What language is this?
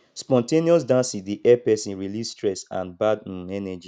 Nigerian Pidgin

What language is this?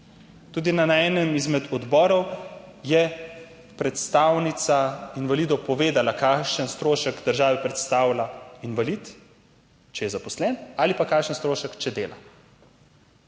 Slovenian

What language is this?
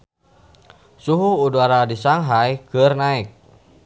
Sundanese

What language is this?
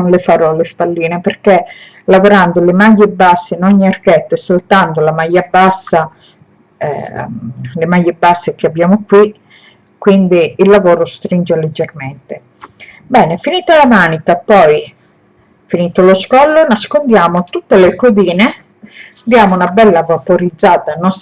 Italian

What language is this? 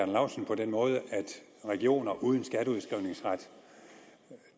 Danish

